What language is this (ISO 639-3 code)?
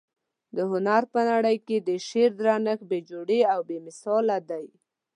pus